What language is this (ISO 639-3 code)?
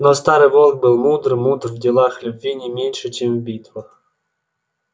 rus